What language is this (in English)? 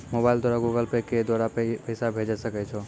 Maithili